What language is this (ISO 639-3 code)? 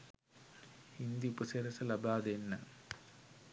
sin